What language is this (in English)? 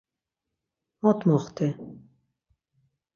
Laz